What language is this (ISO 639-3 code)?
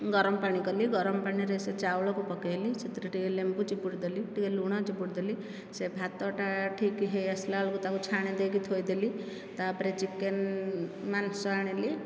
ori